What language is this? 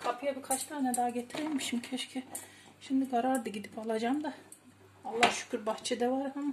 Turkish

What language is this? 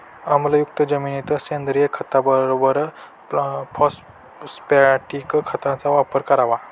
Marathi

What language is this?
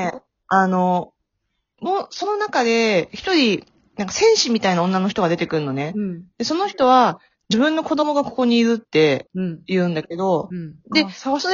Japanese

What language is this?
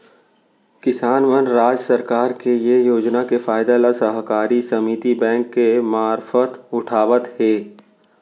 Chhattisgarhi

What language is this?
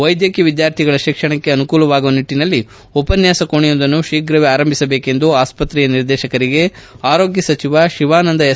Kannada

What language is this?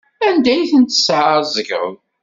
Kabyle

